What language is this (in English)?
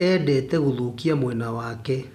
Kikuyu